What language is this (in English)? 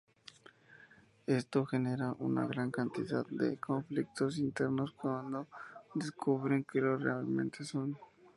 Spanish